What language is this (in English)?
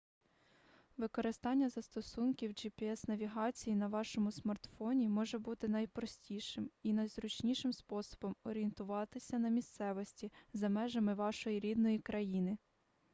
Ukrainian